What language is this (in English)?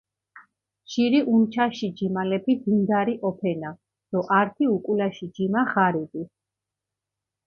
Mingrelian